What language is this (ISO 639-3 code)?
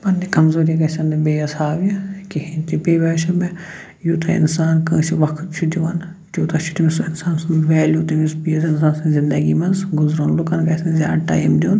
kas